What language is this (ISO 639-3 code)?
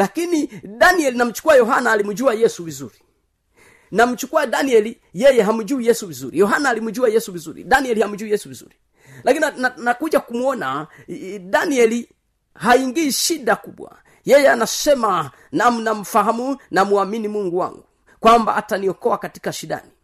swa